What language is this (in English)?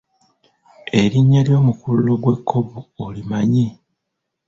Ganda